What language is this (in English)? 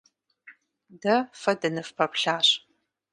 Kabardian